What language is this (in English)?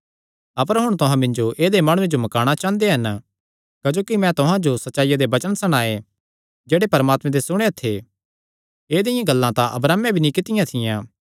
Kangri